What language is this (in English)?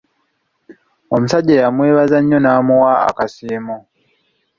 Ganda